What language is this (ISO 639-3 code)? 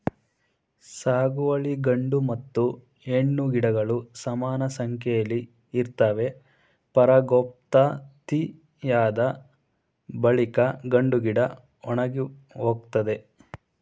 kan